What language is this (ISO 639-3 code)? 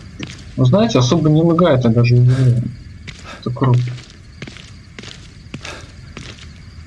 rus